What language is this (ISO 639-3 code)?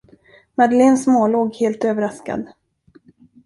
swe